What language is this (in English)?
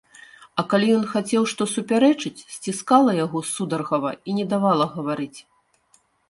Belarusian